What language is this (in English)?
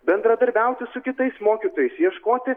Lithuanian